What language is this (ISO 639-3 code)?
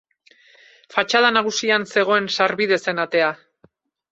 eus